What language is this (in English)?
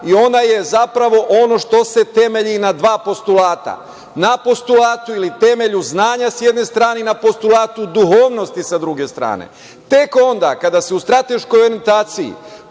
Serbian